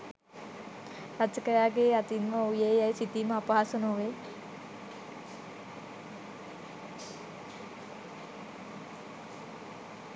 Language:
Sinhala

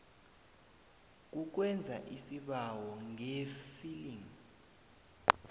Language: South Ndebele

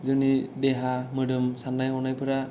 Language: Bodo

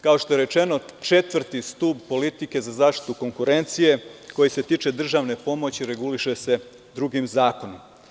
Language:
Serbian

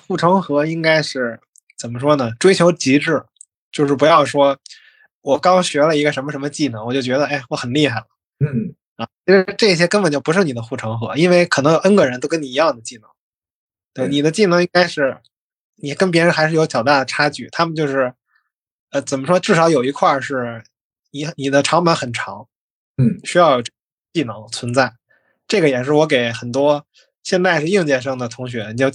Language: Chinese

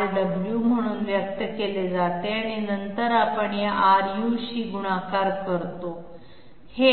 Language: Marathi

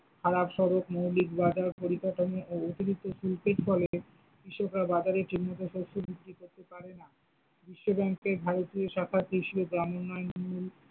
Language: Bangla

